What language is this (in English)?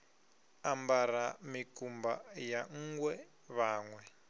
Venda